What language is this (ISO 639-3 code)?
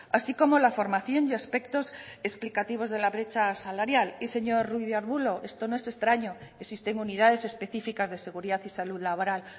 spa